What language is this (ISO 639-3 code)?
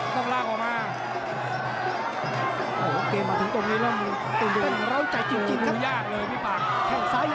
tha